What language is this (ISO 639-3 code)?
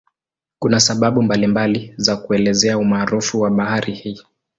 swa